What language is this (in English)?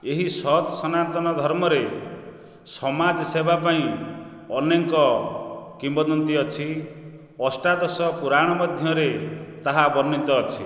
Odia